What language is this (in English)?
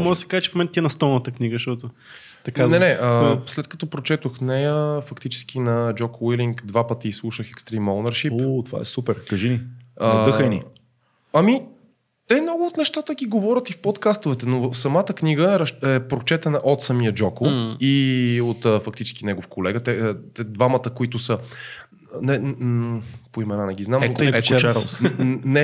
Bulgarian